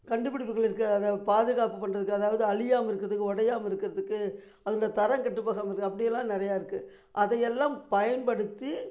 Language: Tamil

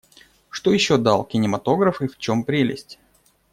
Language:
Russian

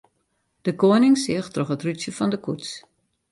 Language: Western Frisian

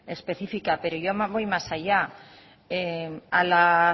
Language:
Spanish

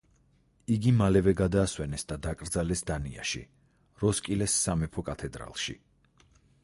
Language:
Georgian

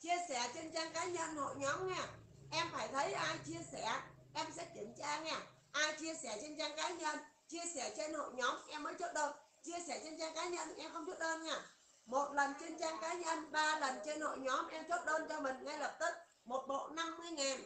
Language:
Vietnamese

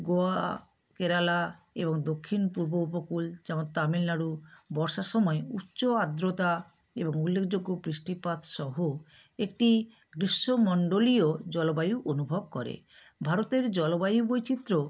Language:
Bangla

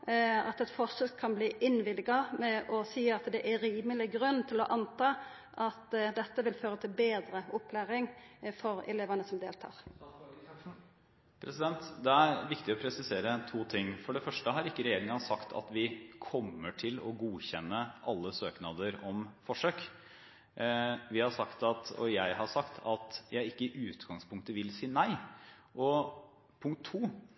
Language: Norwegian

